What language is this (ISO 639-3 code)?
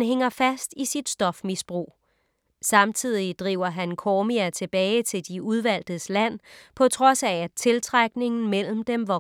dan